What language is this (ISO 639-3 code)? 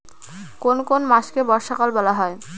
ben